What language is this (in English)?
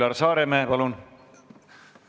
Estonian